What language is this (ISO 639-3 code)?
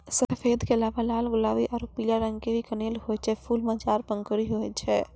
mai